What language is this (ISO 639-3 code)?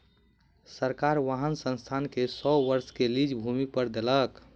mai